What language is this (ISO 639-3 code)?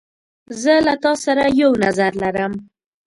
pus